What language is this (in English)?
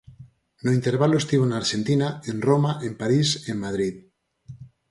Galician